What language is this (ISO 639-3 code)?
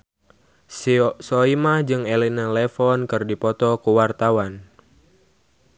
sun